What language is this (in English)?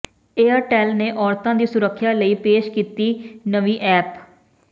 Punjabi